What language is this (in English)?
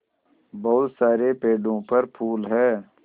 Hindi